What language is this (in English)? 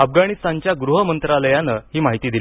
Marathi